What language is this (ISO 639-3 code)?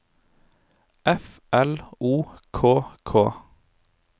nor